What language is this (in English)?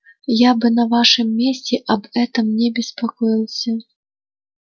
Russian